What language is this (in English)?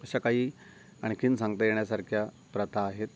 Marathi